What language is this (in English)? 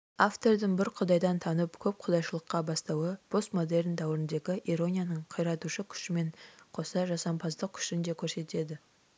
Kazakh